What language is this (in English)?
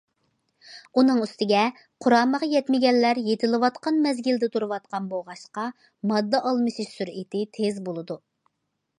Uyghur